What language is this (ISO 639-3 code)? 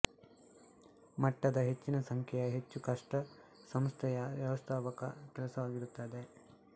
kan